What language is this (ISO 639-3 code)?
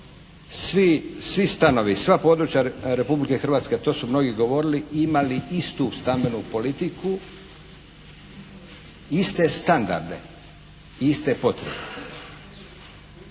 hrv